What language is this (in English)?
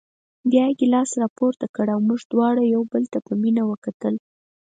Pashto